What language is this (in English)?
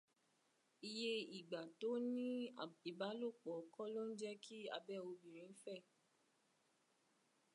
Yoruba